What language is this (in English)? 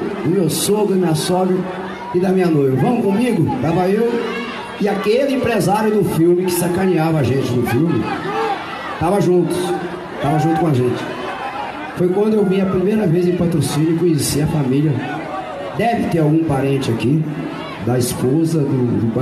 Portuguese